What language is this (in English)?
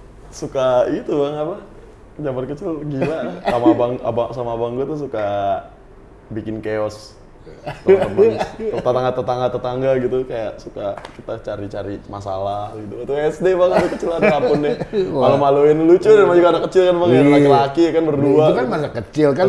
Indonesian